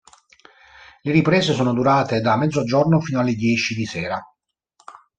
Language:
Italian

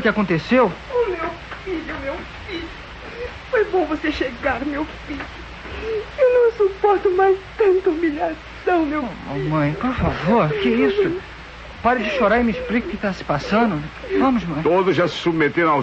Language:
Portuguese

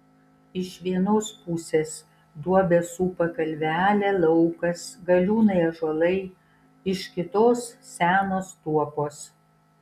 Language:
Lithuanian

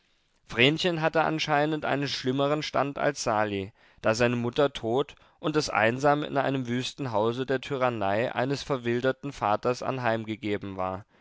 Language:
German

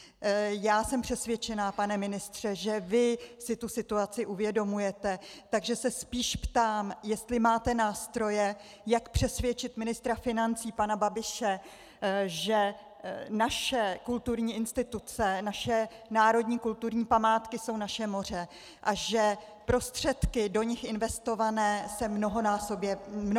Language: Czech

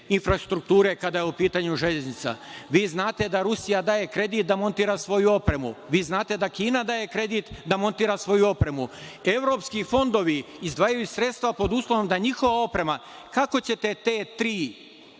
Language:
Serbian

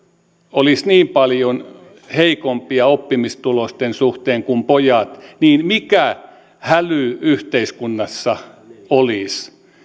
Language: Finnish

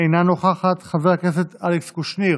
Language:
Hebrew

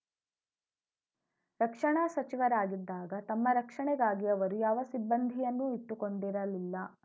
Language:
Kannada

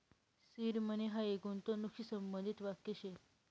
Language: Marathi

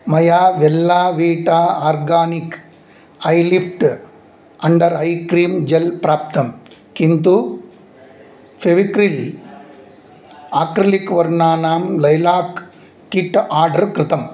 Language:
Sanskrit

